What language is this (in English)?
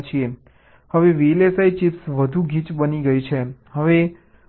Gujarati